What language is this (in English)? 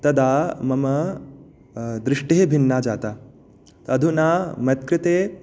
Sanskrit